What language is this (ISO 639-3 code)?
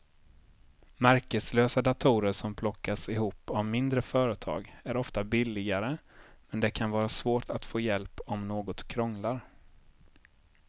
swe